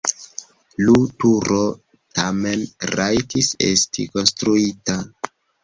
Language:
Esperanto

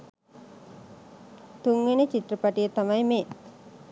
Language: Sinhala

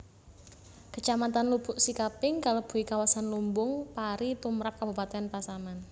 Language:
Javanese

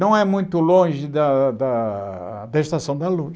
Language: Portuguese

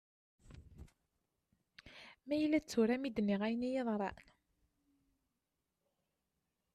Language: Kabyle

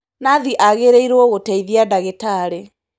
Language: Kikuyu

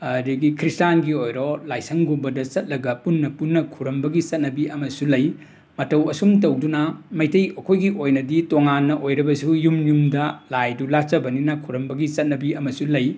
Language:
Manipuri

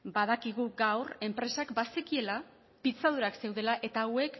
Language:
Basque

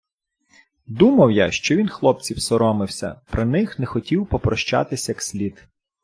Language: Ukrainian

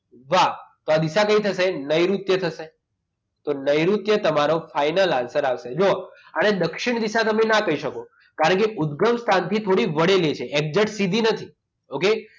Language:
Gujarati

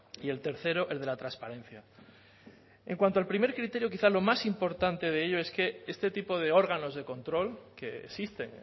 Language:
Spanish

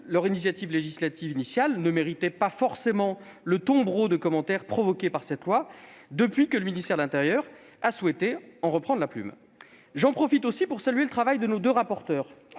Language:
French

